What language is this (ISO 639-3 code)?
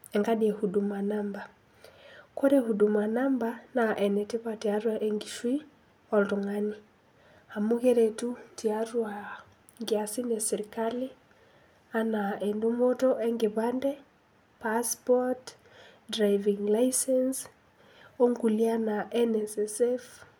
mas